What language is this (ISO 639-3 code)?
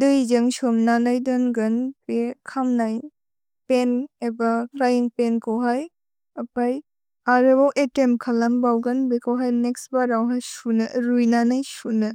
brx